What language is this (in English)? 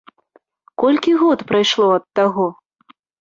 Belarusian